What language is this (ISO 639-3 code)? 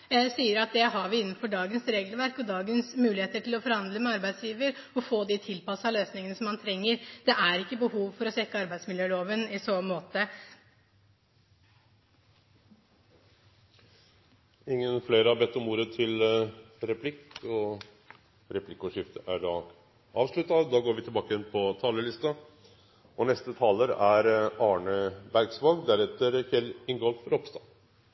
nor